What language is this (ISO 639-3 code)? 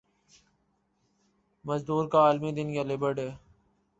urd